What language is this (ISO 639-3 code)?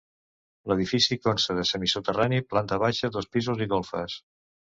cat